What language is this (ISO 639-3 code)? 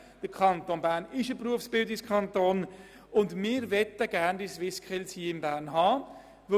gsw